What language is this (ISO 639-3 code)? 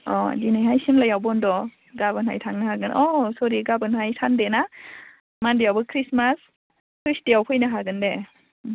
brx